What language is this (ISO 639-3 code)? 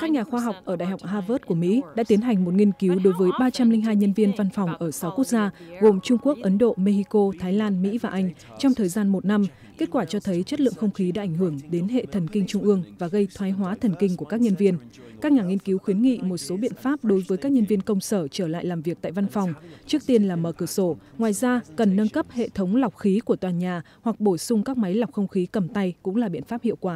vie